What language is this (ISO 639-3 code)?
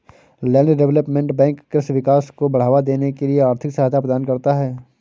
hin